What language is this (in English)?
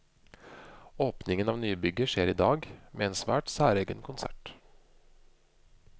Norwegian